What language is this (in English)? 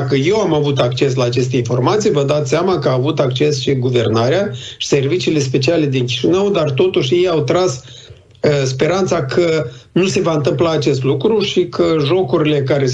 Romanian